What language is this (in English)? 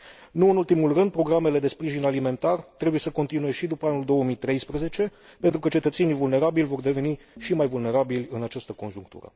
Romanian